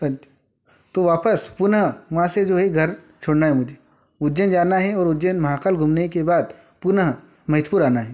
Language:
Hindi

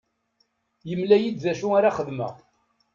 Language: Kabyle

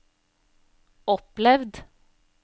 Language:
Norwegian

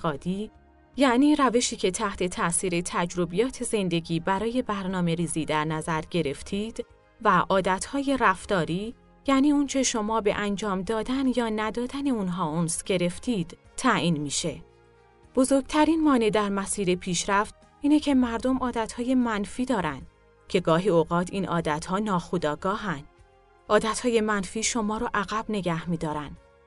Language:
Persian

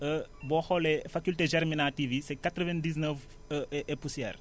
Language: Wolof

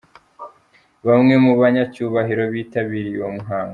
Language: Kinyarwanda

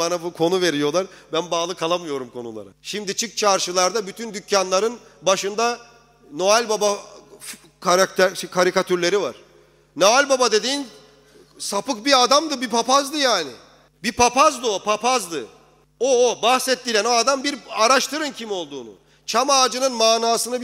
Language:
Turkish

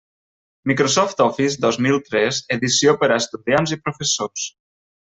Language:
Catalan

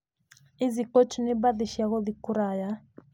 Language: Kikuyu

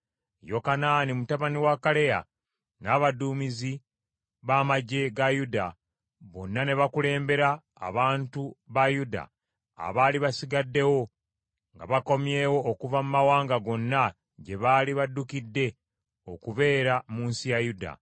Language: Ganda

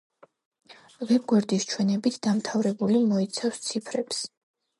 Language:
Georgian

